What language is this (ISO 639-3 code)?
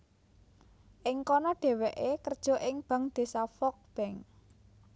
jav